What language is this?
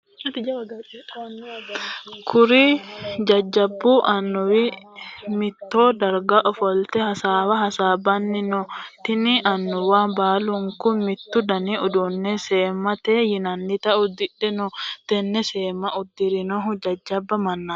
Sidamo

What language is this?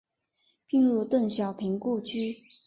Chinese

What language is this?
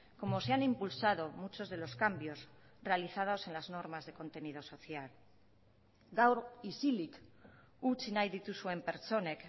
Spanish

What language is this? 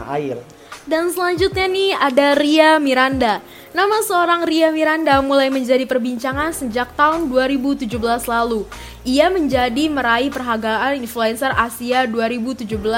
Indonesian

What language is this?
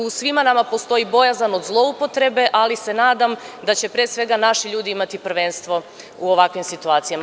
Serbian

